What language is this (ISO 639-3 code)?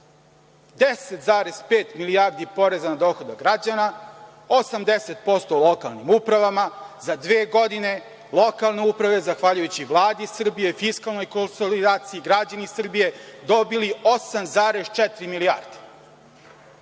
srp